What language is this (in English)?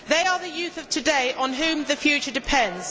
English